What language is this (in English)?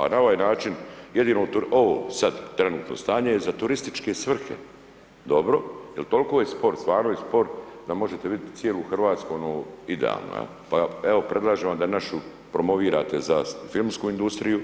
Croatian